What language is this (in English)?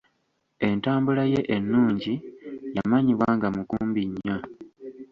Ganda